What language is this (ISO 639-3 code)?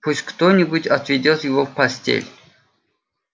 rus